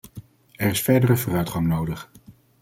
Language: Dutch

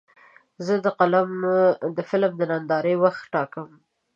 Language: Pashto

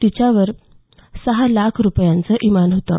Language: Marathi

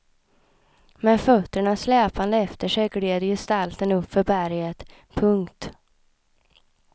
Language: Swedish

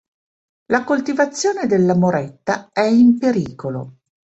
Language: Italian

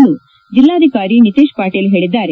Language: Kannada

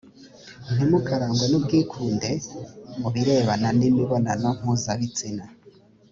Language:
Kinyarwanda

